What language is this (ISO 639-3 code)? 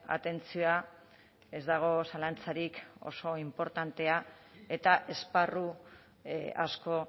eus